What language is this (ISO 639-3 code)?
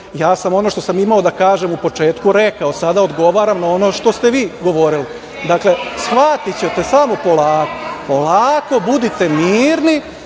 srp